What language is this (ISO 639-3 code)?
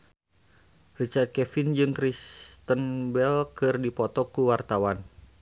sun